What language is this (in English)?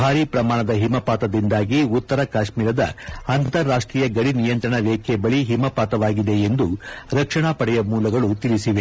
Kannada